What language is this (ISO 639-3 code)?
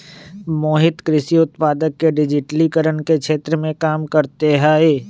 mag